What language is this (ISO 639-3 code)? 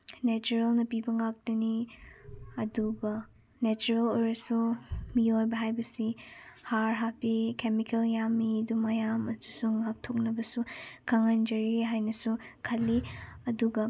mni